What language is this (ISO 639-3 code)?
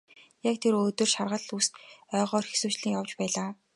mon